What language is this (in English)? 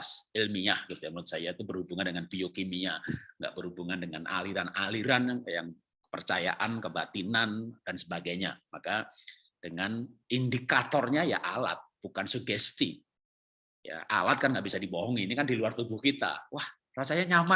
Indonesian